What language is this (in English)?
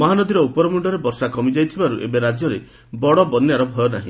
Odia